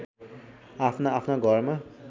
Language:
Nepali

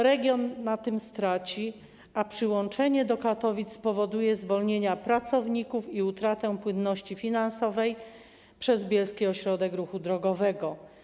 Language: Polish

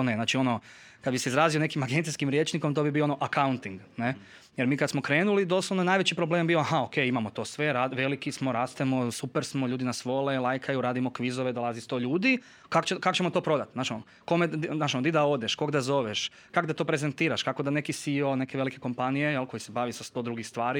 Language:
Croatian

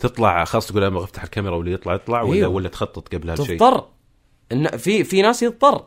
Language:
Arabic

